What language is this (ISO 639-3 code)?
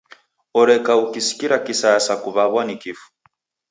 dav